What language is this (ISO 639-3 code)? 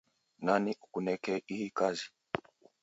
dav